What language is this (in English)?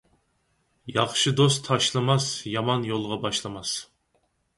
Uyghur